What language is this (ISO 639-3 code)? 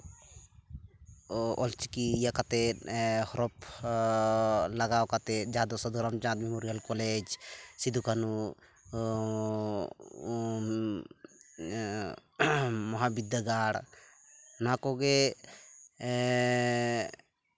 sat